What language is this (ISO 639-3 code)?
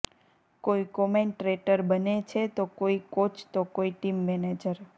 guj